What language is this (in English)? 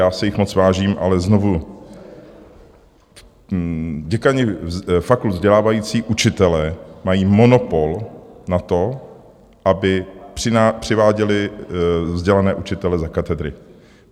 Czech